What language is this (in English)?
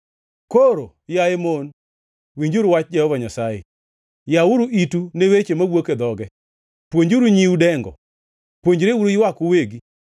Luo (Kenya and Tanzania)